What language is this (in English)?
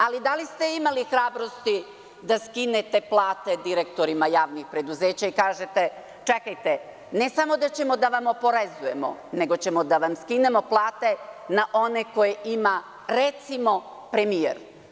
Serbian